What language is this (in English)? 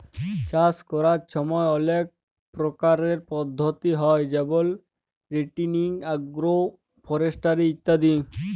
Bangla